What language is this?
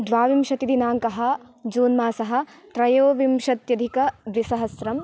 Sanskrit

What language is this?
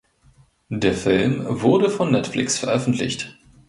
German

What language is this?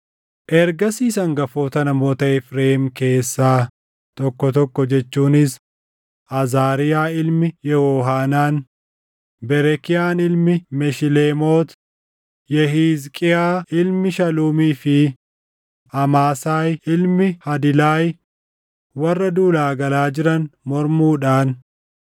Oromo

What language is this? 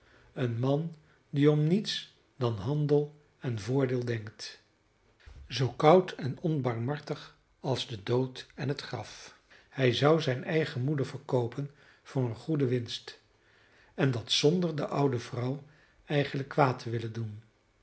Dutch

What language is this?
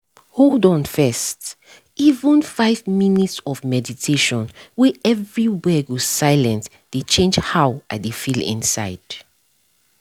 Nigerian Pidgin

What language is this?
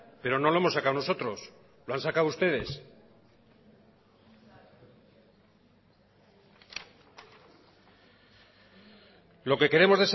Spanish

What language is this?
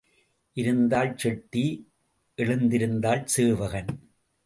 Tamil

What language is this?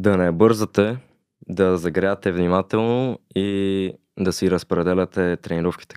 Bulgarian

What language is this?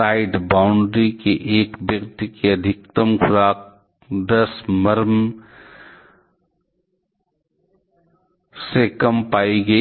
Hindi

